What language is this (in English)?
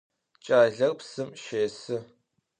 Adyghe